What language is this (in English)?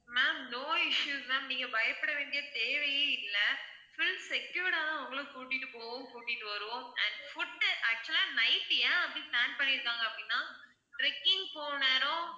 Tamil